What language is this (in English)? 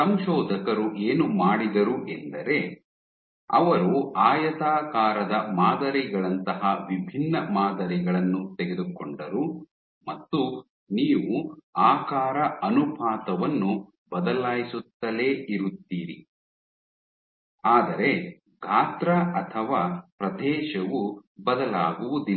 Kannada